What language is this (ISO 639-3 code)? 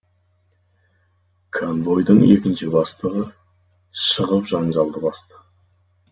kaz